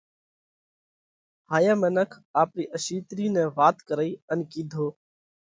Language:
Parkari Koli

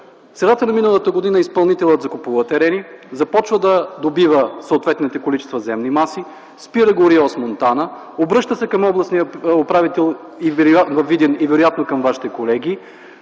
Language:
Bulgarian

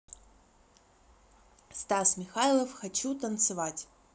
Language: Russian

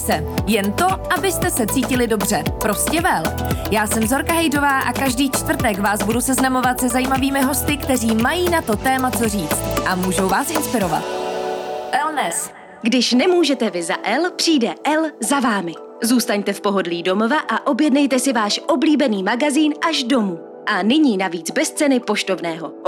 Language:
Czech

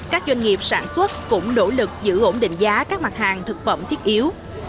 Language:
Vietnamese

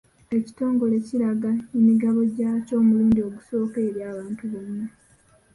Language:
Ganda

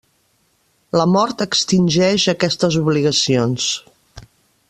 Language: Catalan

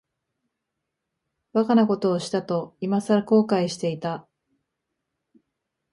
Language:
Japanese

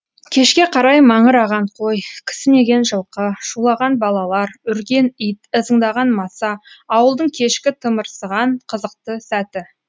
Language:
Kazakh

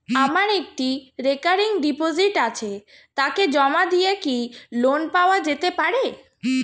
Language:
Bangla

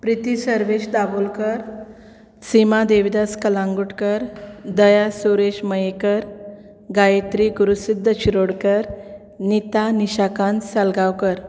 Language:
Konkani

